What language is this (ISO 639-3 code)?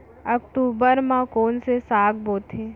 hne